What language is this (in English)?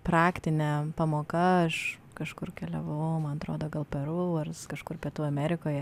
Lithuanian